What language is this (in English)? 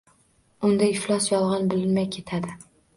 Uzbek